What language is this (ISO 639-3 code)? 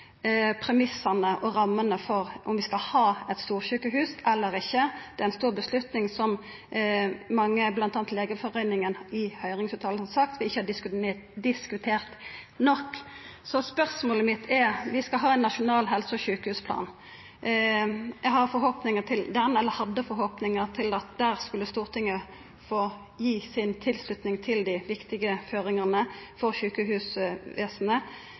nno